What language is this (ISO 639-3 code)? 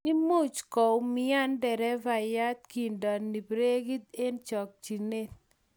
kln